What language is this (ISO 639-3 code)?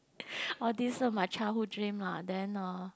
eng